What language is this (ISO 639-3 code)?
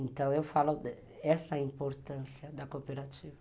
por